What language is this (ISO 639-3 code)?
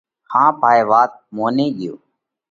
kvx